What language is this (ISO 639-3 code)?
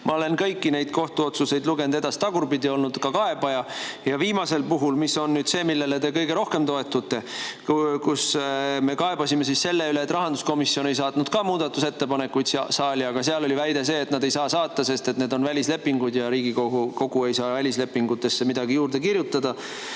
est